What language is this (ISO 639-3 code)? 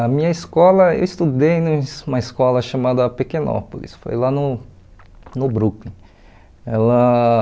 por